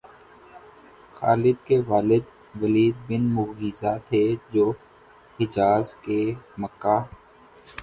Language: Urdu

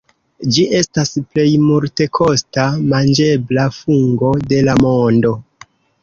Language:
Esperanto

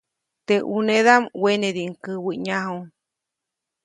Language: Copainalá Zoque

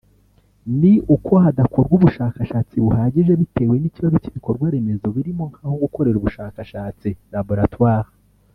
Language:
Kinyarwanda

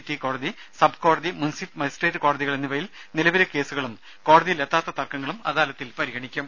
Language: Malayalam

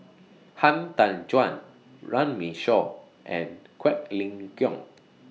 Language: English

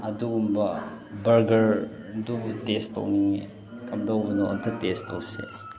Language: Manipuri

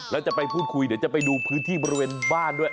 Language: Thai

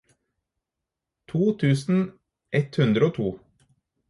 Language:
Norwegian Bokmål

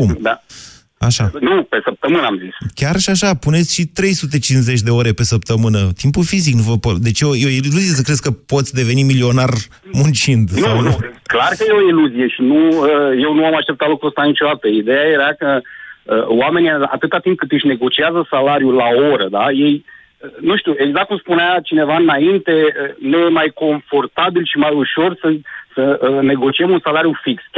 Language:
Romanian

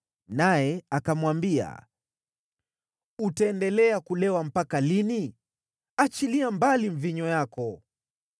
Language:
Swahili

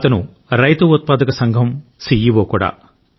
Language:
Telugu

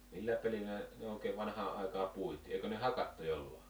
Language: Finnish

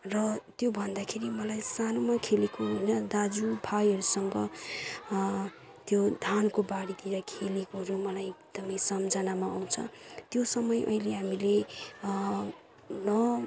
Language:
Nepali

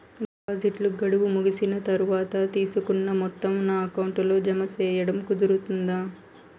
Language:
Telugu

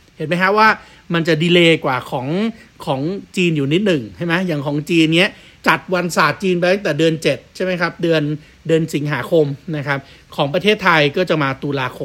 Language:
Thai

